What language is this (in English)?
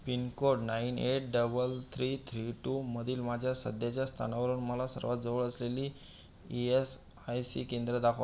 Marathi